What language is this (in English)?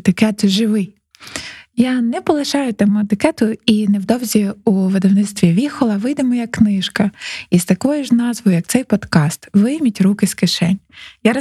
Ukrainian